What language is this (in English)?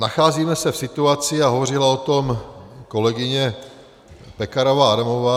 Czech